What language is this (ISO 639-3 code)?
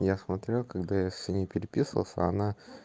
rus